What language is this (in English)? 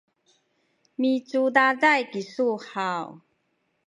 Sakizaya